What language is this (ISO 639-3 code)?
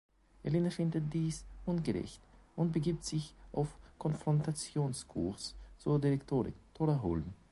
deu